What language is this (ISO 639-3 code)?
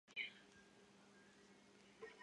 zho